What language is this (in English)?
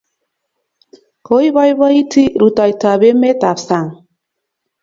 Kalenjin